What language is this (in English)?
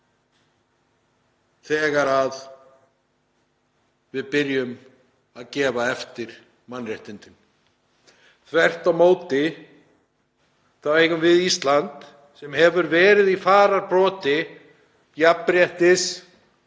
Icelandic